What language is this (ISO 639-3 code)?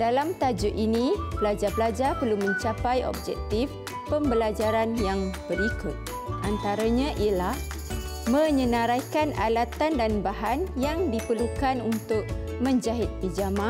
msa